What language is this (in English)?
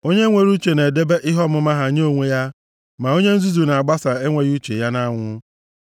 Igbo